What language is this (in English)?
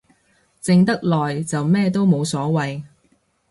Cantonese